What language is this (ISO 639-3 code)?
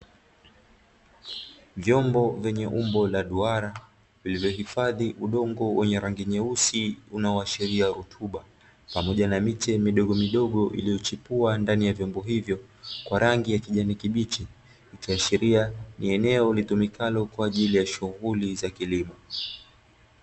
swa